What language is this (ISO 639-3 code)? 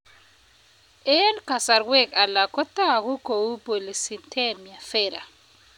kln